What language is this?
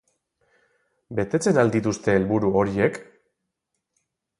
Basque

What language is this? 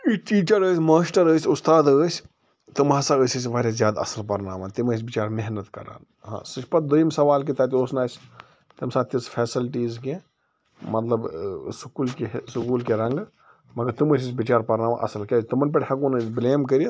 Kashmiri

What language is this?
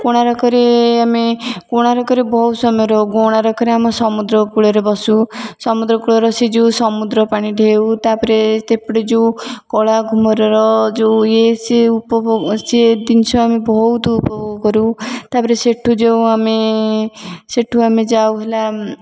Odia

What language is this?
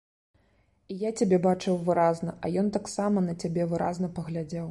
Belarusian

